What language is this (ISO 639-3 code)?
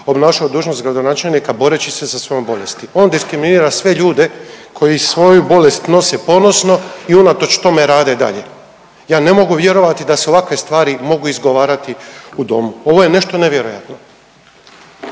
hrv